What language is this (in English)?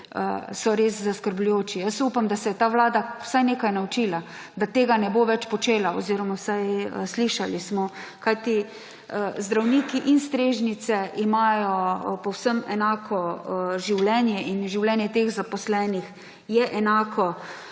Slovenian